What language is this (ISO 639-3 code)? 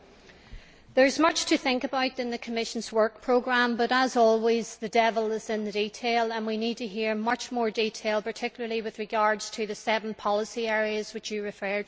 eng